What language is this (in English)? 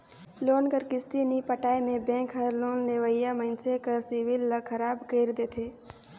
Chhattisgarhi